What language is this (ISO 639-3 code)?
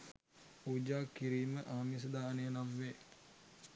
sin